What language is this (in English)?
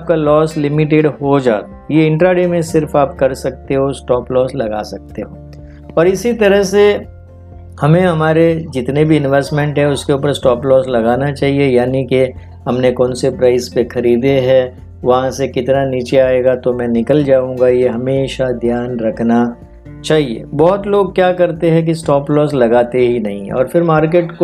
Hindi